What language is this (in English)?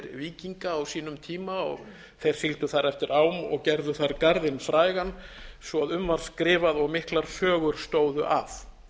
Icelandic